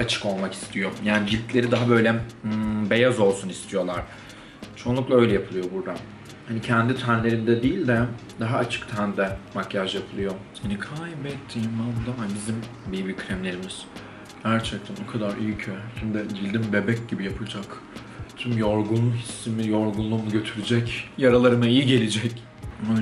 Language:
Turkish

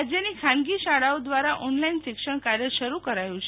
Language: Gujarati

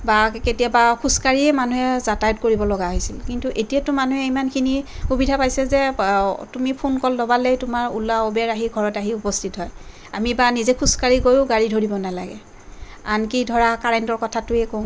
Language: Assamese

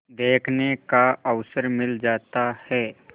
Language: Hindi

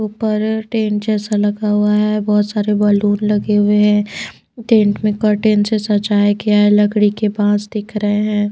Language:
Hindi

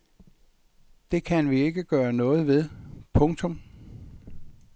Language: Danish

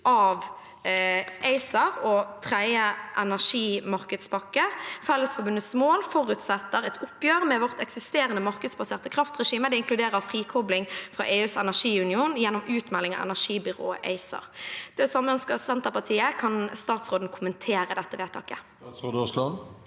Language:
Norwegian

